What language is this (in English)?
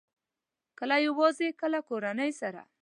Pashto